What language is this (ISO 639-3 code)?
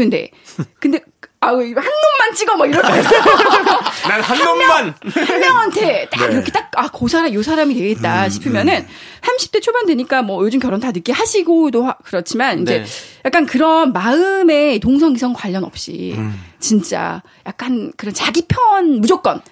kor